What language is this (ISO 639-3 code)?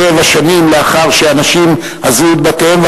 heb